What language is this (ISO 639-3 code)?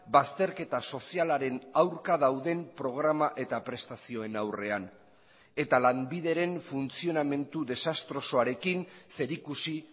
eus